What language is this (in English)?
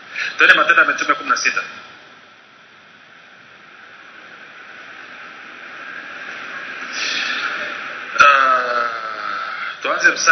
Swahili